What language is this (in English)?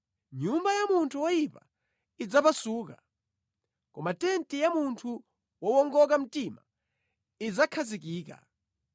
Nyanja